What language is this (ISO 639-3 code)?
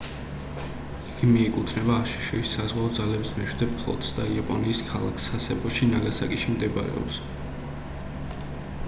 kat